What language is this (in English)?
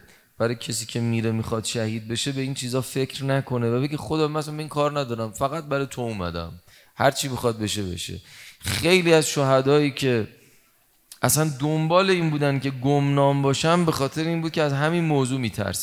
Persian